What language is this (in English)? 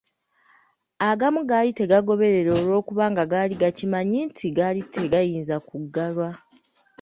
Ganda